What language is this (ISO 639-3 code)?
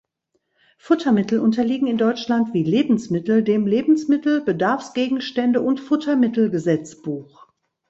deu